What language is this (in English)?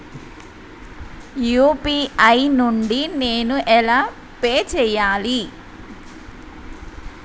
Telugu